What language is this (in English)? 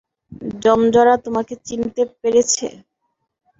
Bangla